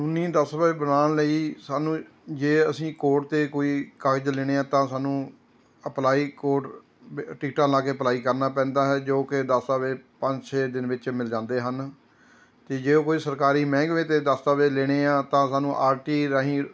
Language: Punjabi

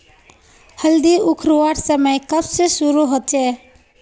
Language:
Magahi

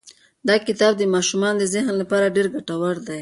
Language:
Pashto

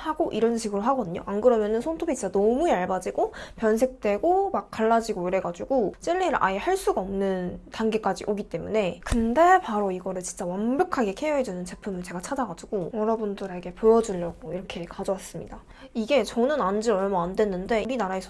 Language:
Korean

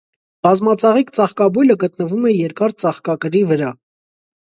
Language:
Armenian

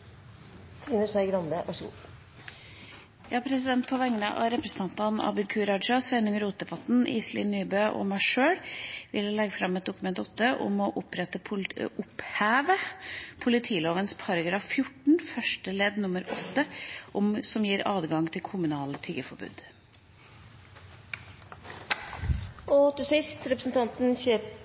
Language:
Norwegian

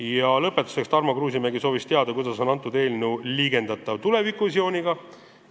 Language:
Estonian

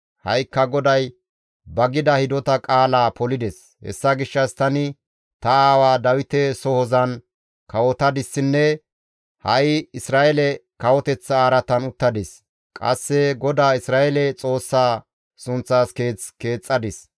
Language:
Gamo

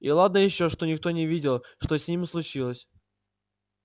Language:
Russian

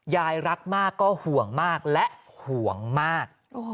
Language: Thai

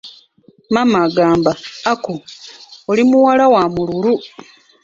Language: Ganda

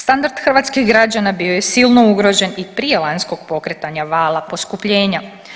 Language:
Croatian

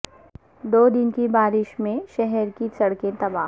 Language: Urdu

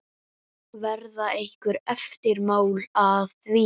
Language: Icelandic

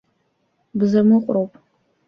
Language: Abkhazian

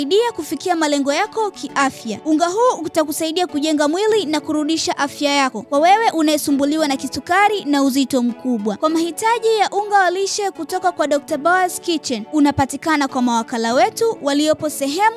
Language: Swahili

